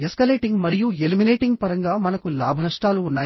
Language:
Telugu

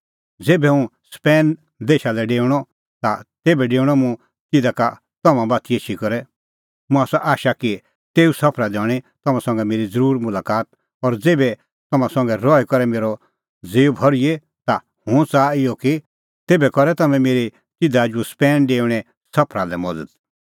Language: Kullu Pahari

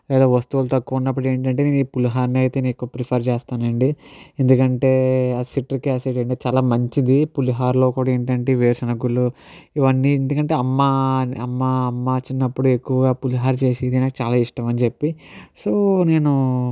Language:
Telugu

